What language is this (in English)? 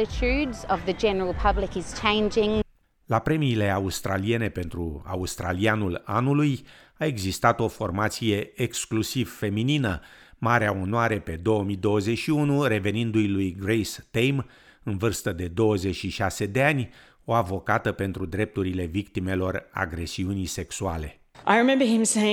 Romanian